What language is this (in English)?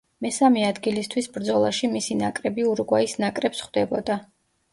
Georgian